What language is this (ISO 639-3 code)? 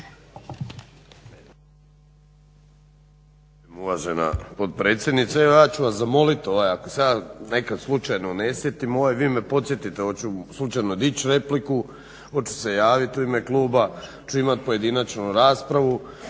hrv